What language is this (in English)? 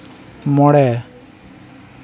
Santali